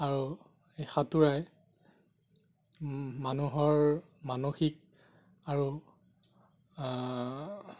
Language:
Assamese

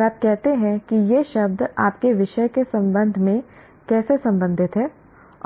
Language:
Hindi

